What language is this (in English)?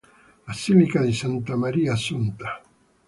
Italian